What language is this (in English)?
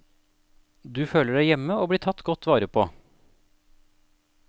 Norwegian